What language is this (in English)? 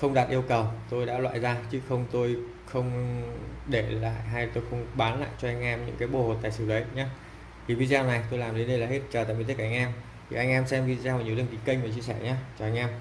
Vietnamese